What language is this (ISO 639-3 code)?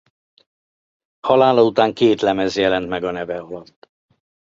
hun